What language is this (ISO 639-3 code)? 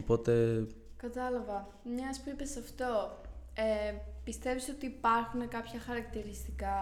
ell